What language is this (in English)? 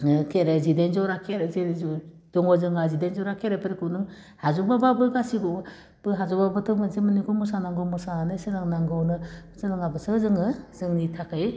Bodo